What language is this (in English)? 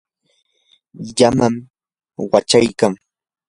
Yanahuanca Pasco Quechua